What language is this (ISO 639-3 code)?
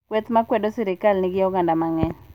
luo